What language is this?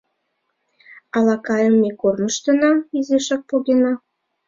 Mari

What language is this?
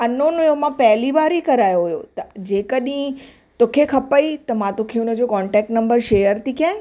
Sindhi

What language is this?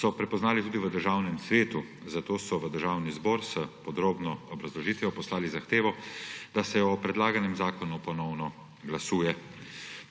Slovenian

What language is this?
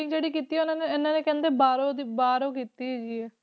Punjabi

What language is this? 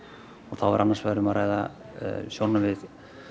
Icelandic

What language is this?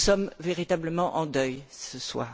French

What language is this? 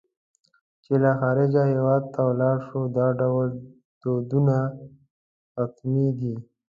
Pashto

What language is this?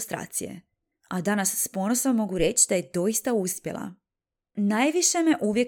Croatian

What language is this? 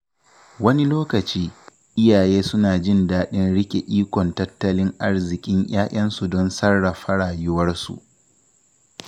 Hausa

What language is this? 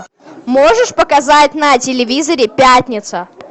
Russian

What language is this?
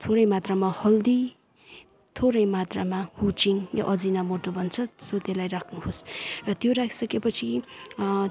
Nepali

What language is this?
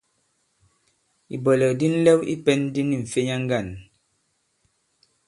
Bankon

